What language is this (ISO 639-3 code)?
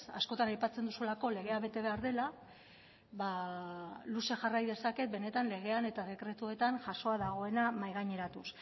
eus